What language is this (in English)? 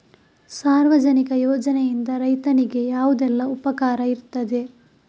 Kannada